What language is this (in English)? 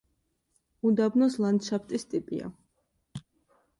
Georgian